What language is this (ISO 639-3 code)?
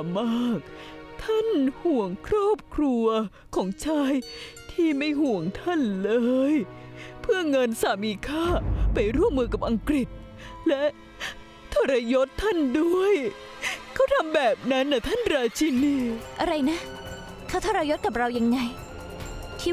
tha